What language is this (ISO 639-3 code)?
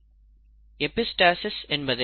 tam